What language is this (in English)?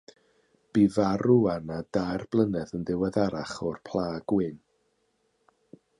Welsh